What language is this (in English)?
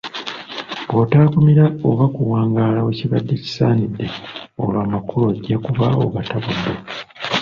Ganda